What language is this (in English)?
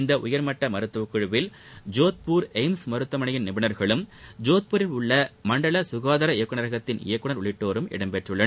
Tamil